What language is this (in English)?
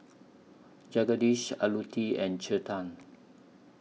English